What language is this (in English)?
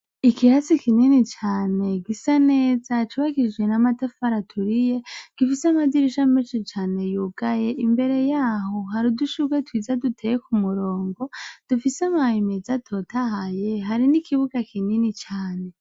Rundi